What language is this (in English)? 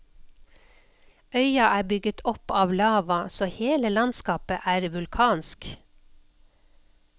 Norwegian